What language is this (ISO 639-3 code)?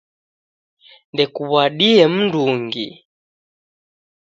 dav